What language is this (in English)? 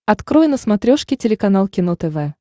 Russian